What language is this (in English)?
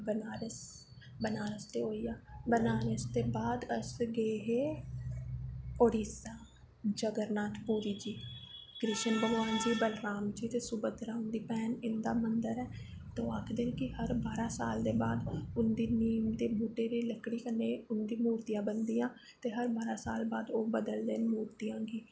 Dogri